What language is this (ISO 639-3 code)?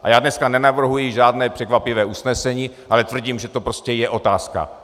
ces